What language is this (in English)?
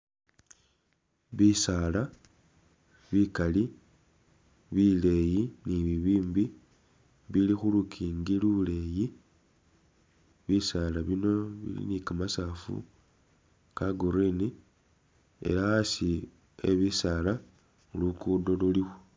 Masaaba